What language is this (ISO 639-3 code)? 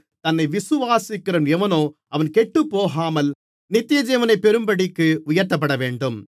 tam